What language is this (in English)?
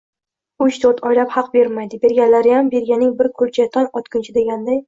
Uzbek